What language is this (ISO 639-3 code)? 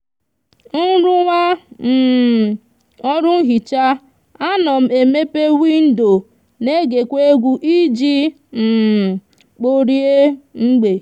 ibo